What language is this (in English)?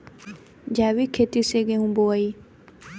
Bhojpuri